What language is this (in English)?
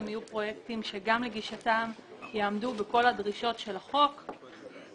Hebrew